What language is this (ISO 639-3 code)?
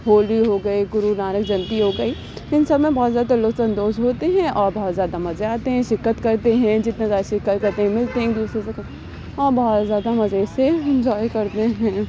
urd